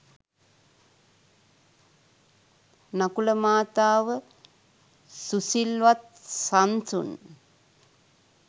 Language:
Sinhala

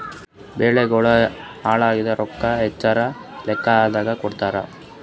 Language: Kannada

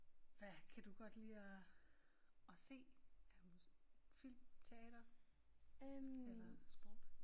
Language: Danish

